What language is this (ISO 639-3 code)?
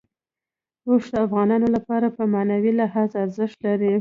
pus